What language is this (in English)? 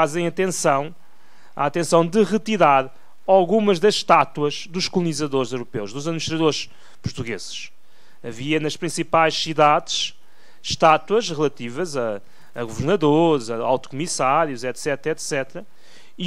Portuguese